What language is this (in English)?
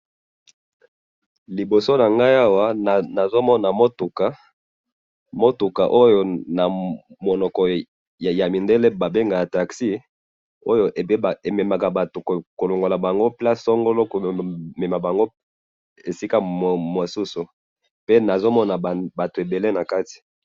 Lingala